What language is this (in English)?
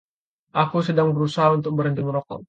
Indonesian